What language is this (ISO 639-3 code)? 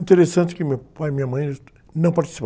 por